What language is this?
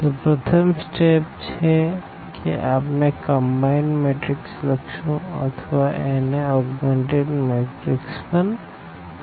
Gujarati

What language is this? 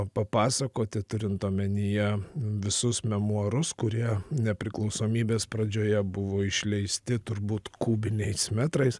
Lithuanian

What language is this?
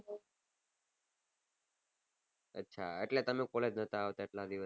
Gujarati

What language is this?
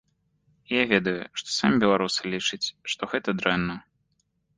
Belarusian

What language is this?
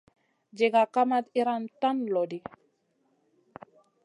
Masana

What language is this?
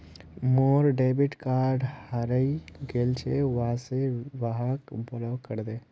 Magahi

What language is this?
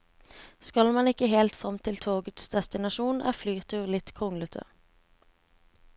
Norwegian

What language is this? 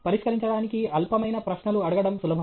Telugu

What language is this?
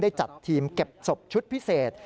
Thai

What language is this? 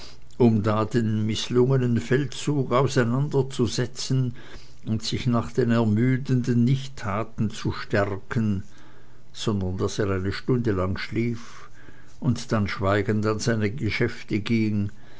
German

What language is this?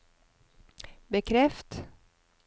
Norwegian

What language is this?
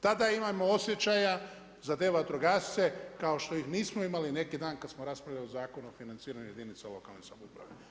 Croatian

